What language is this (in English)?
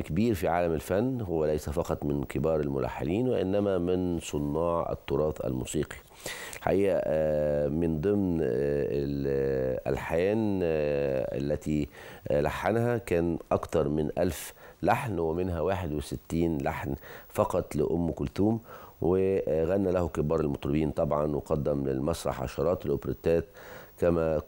Arabic